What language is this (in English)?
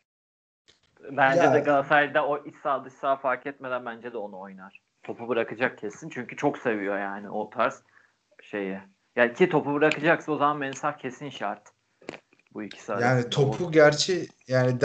Turkish